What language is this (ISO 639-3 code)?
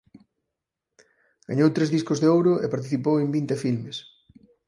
glg